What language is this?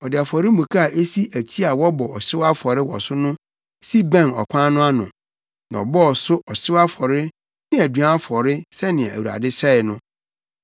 Akan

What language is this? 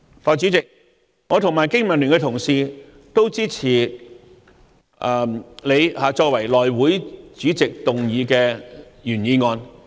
Cantonese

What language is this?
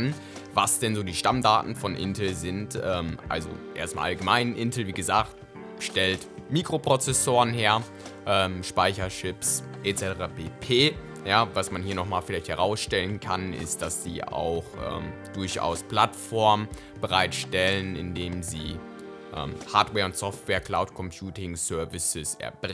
German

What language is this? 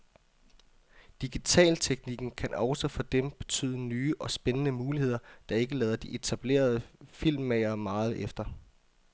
Danish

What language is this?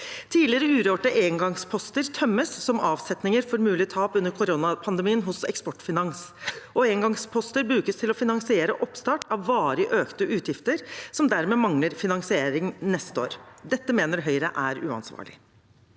Norwegian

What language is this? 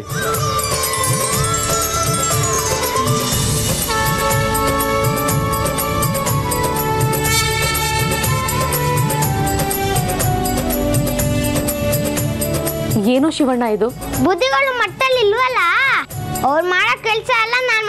Arabic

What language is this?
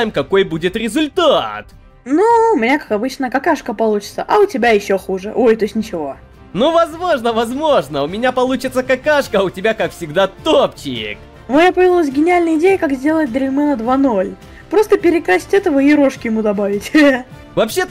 Russian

